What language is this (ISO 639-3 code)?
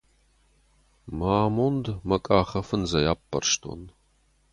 oss